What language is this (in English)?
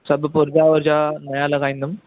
Sindhi